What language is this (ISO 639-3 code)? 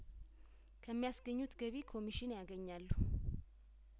amh